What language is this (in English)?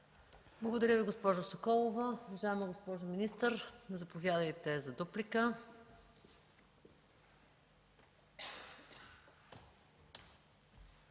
Bulgarian